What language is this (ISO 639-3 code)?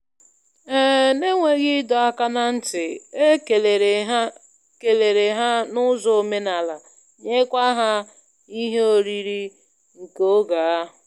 ibo